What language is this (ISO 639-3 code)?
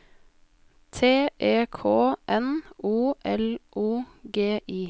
nor